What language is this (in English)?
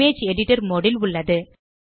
Tamil